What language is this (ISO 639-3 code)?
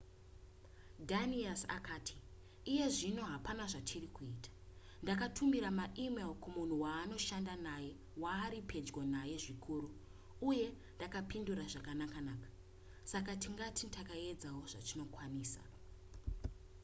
sna